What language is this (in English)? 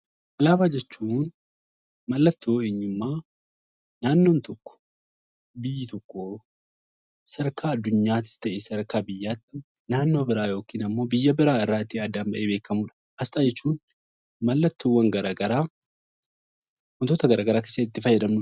Oromo